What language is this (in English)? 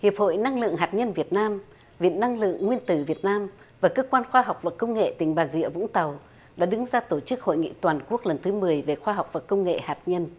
Vietnamese